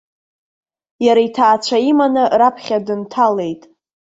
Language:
Abkhazian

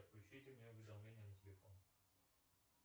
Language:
Russian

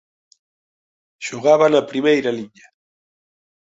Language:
Galician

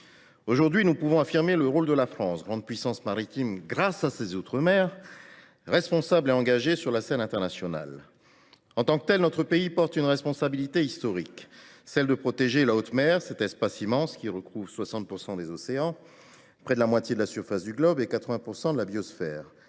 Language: French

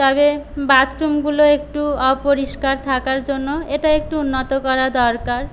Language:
Bangla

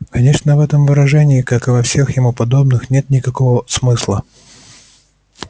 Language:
Russian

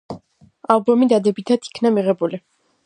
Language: Georgian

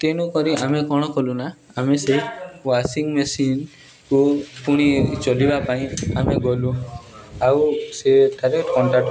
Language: Odia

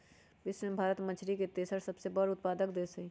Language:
Magahi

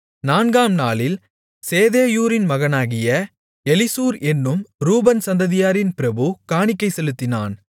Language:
Tamil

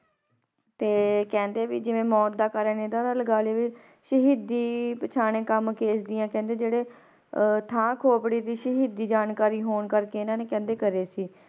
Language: Punjabi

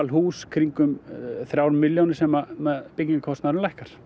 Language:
Icelandic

